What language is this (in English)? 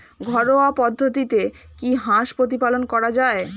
Bangla